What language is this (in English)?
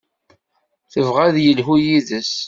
Kabyle